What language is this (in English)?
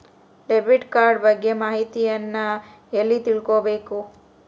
Kannada